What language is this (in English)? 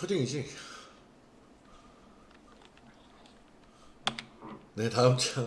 Korean